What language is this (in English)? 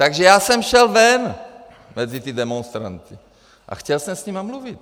Czech